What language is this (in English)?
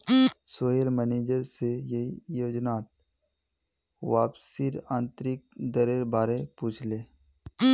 Magahi